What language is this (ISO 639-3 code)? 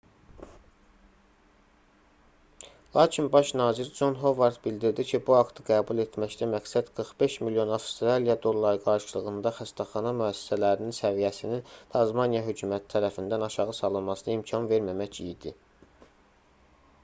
aze